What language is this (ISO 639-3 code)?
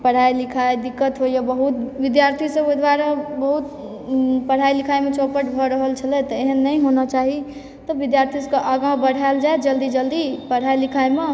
mai